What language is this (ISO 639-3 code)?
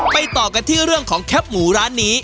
tha